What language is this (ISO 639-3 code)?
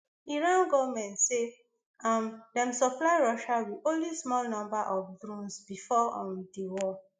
pcm